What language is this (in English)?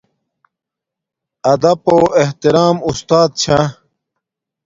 Domaaki